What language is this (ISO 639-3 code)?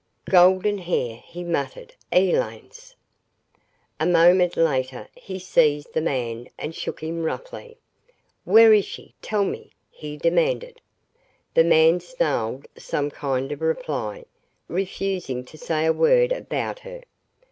eng